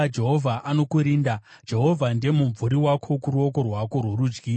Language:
Shona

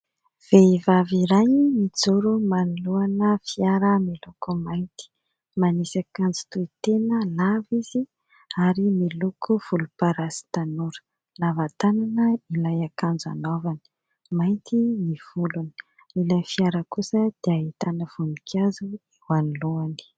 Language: Malagasy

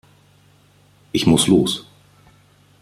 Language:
German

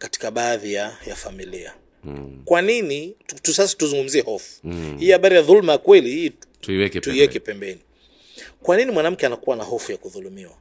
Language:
Swahili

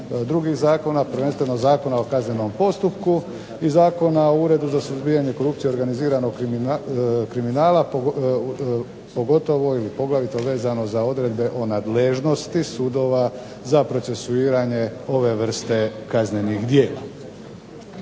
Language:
Croatian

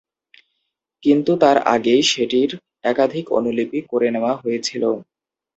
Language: Bangla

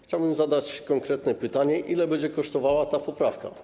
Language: Polish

